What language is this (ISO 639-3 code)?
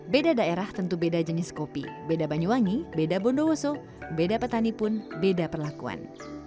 ind